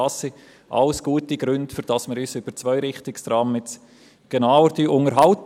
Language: Swiss German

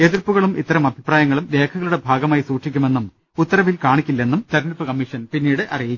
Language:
Malayalam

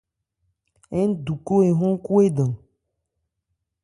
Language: Ebrié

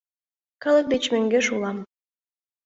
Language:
Mari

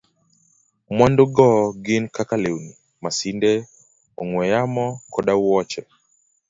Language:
Luo (Kenya and Tanzania)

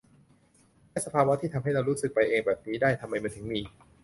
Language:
Thai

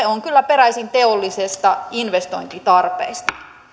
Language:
Finnish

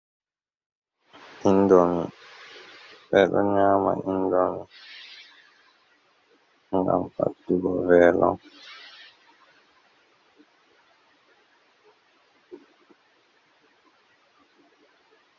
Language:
Fula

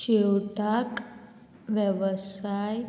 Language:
Konkani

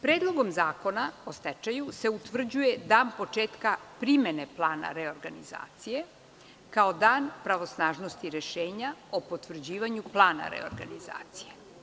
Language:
Serbian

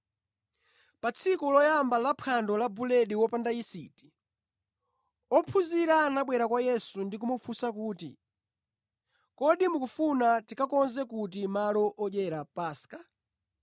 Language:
Nyanja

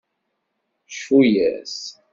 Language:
Kabyle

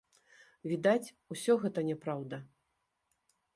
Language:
Belarusian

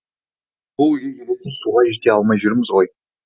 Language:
Kazakh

